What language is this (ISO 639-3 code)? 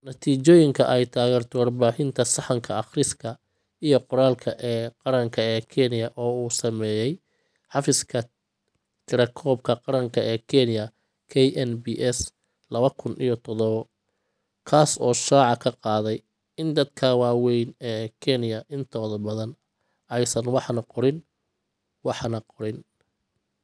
som